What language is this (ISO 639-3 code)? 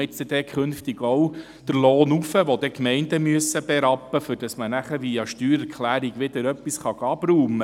gsw